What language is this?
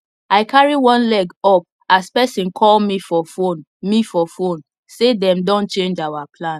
Nigerian Pidgin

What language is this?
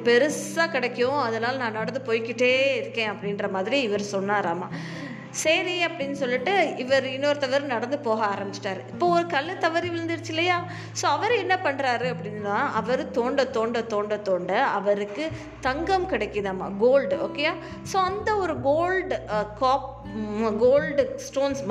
Tamil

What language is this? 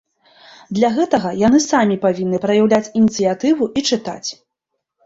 Belarusian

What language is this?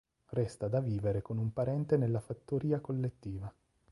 Italian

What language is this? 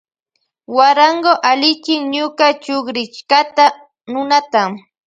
Loja Highland Quichua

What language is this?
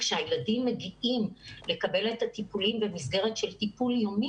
Hebrew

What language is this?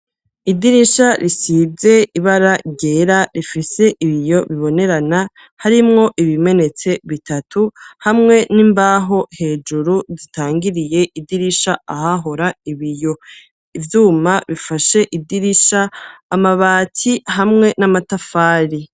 Rundi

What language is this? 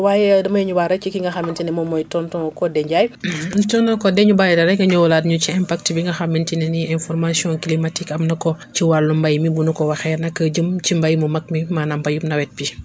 Wolof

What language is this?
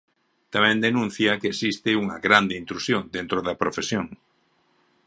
Galician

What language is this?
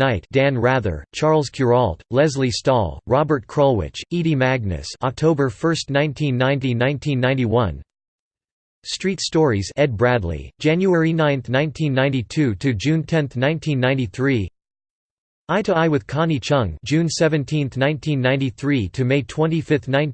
English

